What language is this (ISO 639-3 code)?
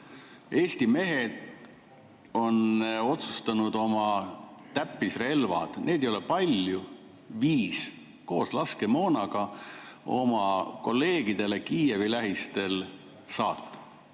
est